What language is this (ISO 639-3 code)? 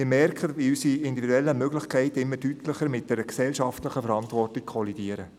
gsw